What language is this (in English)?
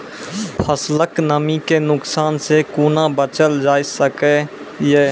Maithili